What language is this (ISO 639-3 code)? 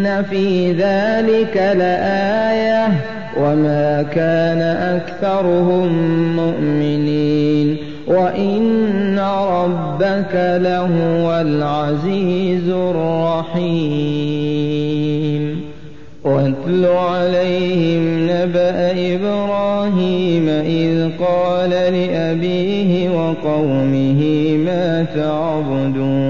ara